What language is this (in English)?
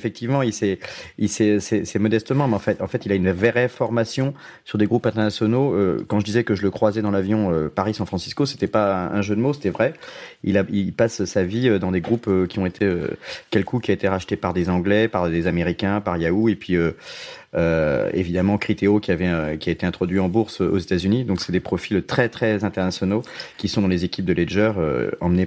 French